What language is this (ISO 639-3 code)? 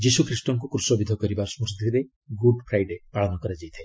ori